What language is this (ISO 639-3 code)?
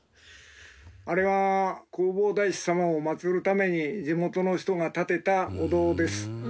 jpn